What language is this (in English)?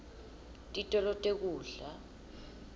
Swati